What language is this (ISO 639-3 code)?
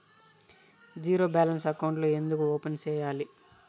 tel